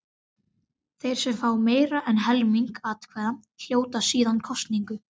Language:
Icelandic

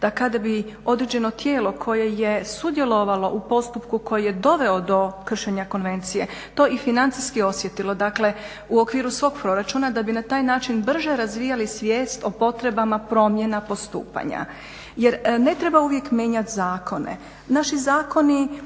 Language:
Croatian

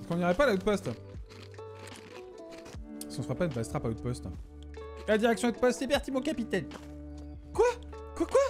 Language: French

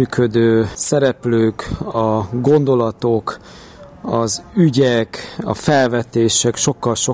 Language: Hungarian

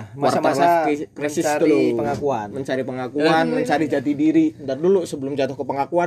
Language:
Indonesian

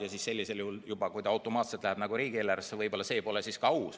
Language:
Estonian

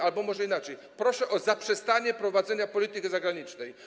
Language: Polish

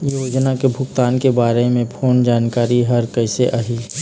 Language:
Chhattisgarhi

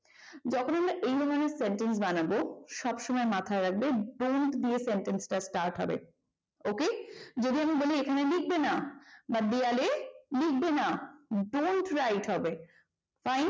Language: Bangla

